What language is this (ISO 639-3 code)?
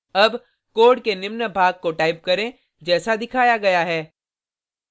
hin